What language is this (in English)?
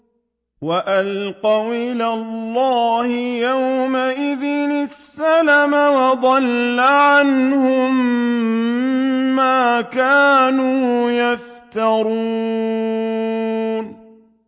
Arabic